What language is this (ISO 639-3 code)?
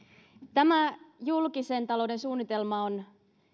fin